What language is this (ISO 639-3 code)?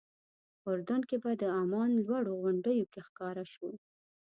pus